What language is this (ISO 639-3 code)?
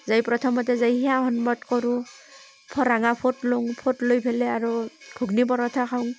asm